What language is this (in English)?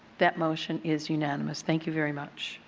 English